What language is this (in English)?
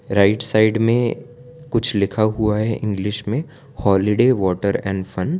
Hindi